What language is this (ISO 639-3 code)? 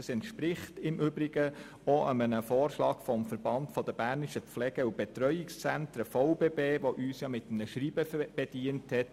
gsw